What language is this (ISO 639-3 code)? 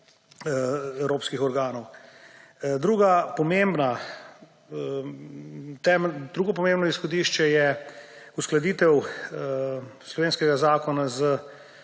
slv